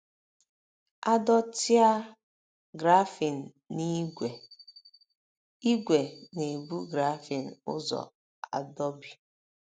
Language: Igbo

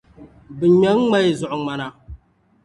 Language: Dagbani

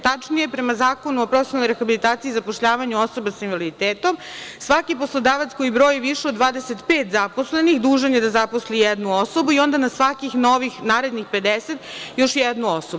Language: Serbian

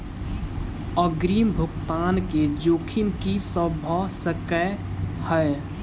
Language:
Maithili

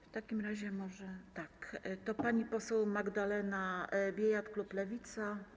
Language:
Polish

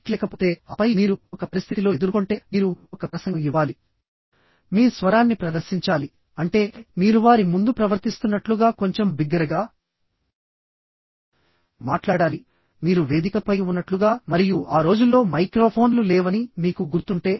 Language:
Telugu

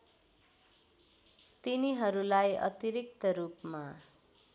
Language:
Nepali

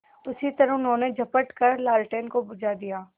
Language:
Hindi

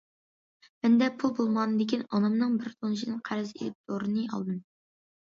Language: Uyghur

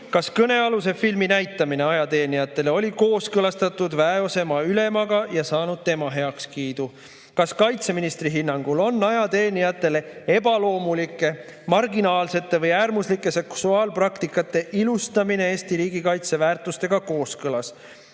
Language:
Estonian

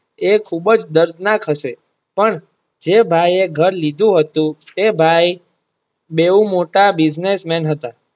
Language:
Gujarati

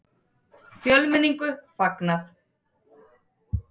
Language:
Icelandic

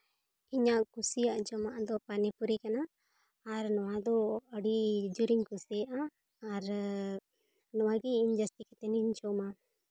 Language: Santali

